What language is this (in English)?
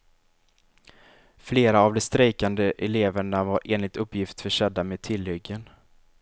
Swedish